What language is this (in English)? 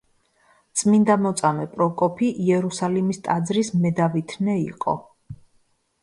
Georgian